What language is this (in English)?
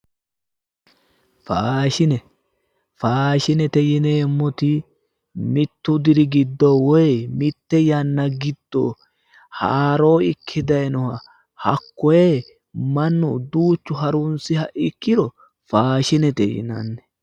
Sidamo